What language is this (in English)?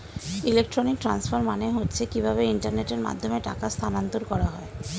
Bangla